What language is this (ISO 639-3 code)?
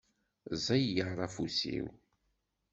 kab